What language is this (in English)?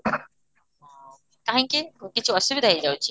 Odia